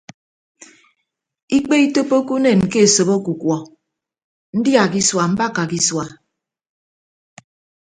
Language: Ibibio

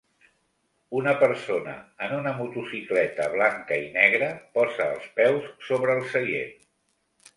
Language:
Catalan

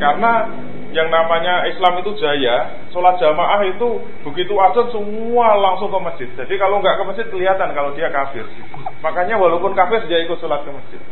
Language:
Indonesian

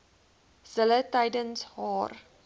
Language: Afrikaans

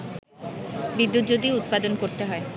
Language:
Bangla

